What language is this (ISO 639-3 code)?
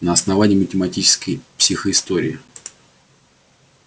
rus